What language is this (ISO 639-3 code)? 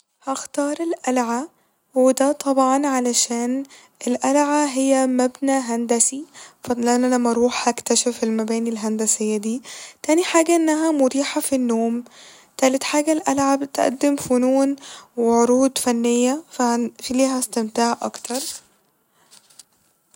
arz